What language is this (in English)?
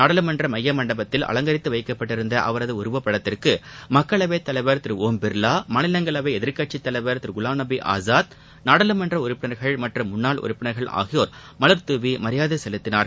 Tamil